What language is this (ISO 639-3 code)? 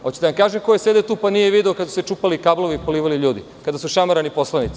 srp